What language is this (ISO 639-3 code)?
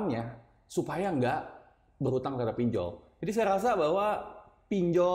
ind